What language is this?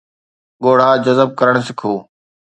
Sindhi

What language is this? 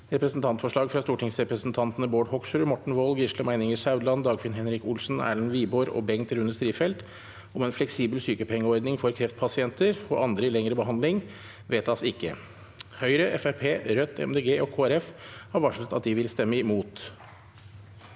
Norwegian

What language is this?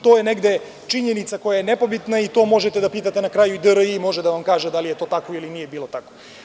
Serbian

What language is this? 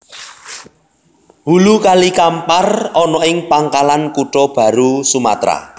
Javanese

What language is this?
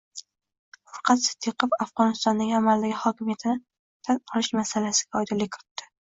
Uzbek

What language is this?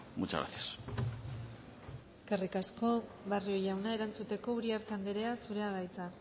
Basque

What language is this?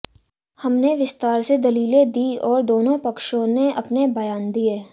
Hindi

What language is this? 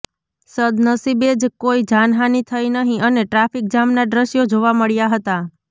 Gujarati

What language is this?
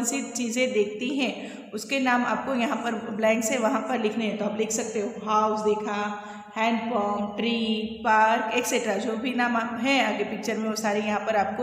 Hindi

